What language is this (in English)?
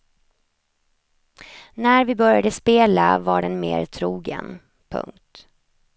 Swedish